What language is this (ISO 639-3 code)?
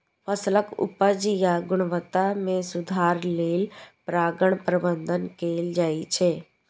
mai